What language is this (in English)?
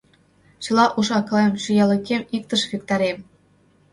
Mari